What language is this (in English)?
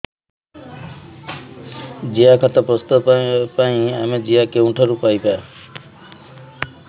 Odia